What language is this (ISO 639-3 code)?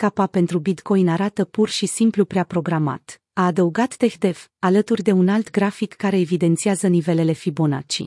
ron